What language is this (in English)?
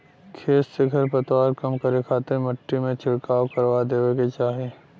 Bhojpuri